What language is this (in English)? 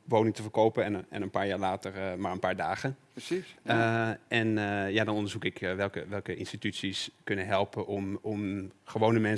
Dutch